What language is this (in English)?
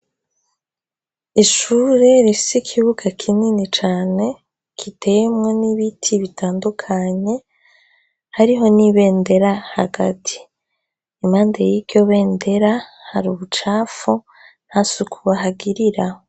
Rundi